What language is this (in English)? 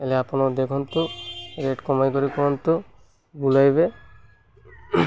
Odia